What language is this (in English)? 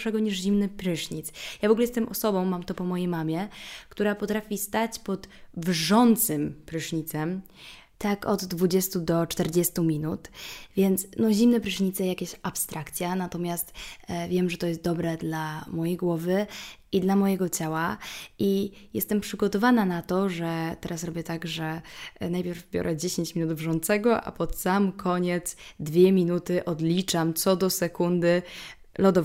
Polish